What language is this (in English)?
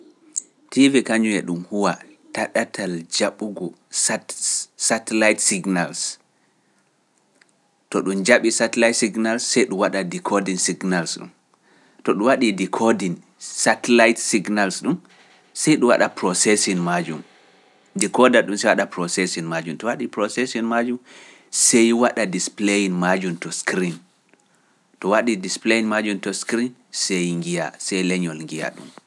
Pular